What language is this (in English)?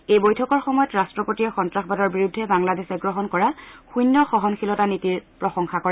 Assamese